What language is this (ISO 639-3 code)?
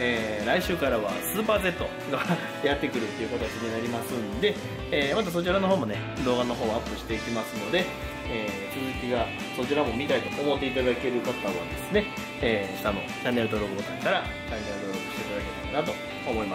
jpn